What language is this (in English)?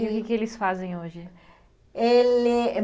Portuguese